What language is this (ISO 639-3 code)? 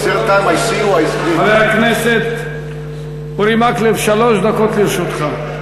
heb